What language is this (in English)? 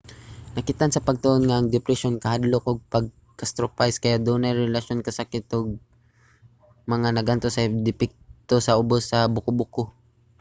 Cebuano